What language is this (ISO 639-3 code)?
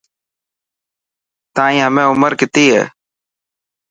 mki